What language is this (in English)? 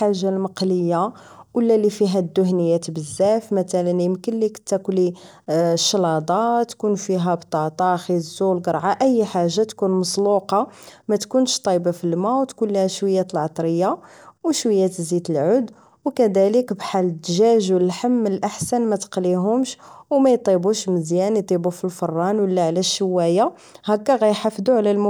Moroccan Arabic